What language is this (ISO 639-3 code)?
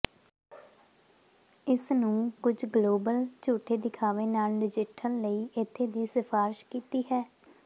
pan